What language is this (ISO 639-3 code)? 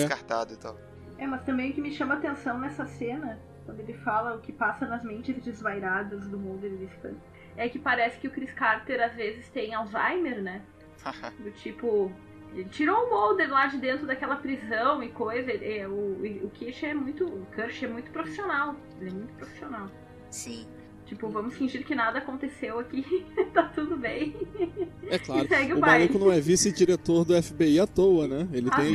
por